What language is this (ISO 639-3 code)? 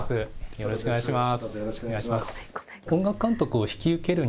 jpn